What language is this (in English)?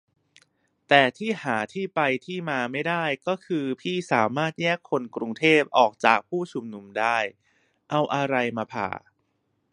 Thai